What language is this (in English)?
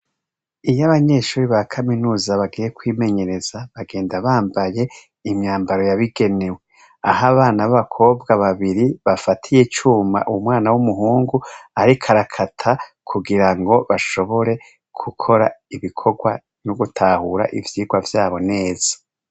Rundi